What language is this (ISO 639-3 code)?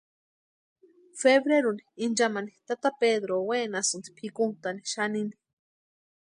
pua